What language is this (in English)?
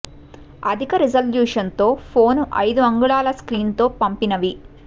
Telugu